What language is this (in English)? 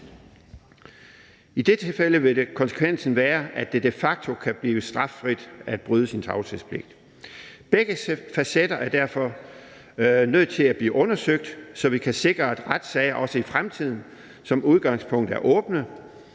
Danish